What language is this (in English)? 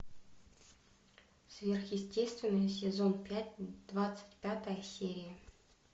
Russian